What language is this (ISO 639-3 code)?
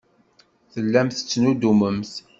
kab